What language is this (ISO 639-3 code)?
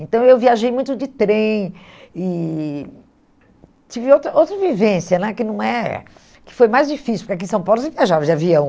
por